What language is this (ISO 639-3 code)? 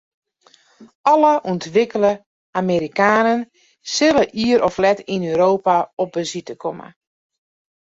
fry